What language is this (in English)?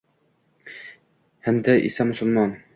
Uzbek